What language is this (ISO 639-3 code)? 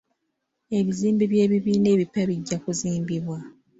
lug